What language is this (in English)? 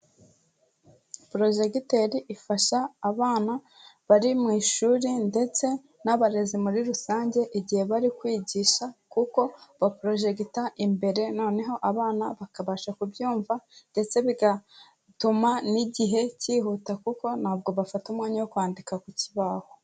Kinyarwanda